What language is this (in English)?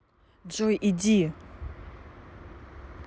Russian